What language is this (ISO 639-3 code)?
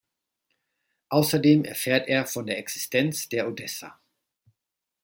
deu